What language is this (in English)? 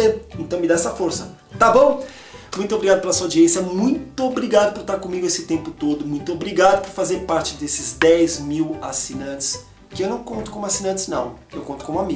Portuguese